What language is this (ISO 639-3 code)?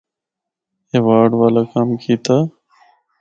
hno